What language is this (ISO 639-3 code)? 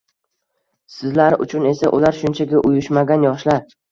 uzb